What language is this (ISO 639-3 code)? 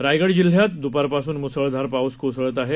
mar